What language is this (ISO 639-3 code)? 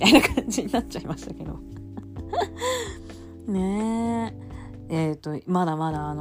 jpn